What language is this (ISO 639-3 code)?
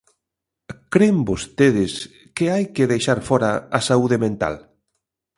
glg